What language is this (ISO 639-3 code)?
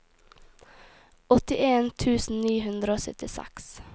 nor